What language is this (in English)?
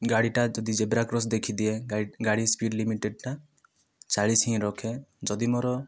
Odia